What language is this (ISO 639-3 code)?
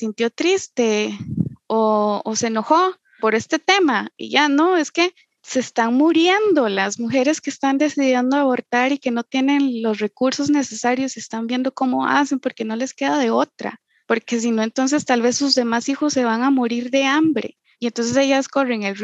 spa